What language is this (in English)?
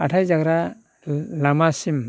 Bodo